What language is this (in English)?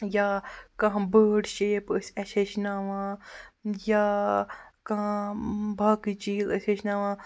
Kashmiri